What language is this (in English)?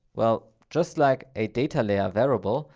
English